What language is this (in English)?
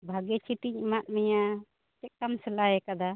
Santali